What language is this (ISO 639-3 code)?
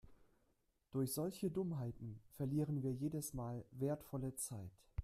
deu